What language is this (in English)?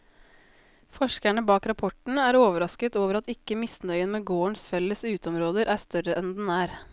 Norwegian